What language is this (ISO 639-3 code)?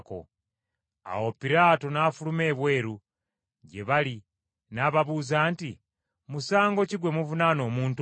lug